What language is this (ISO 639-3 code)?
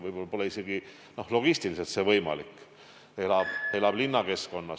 est